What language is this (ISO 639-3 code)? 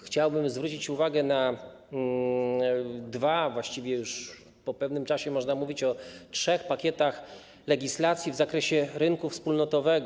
pol